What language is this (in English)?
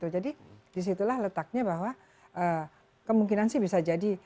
Indonesian